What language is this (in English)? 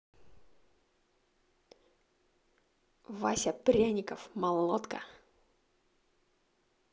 Russian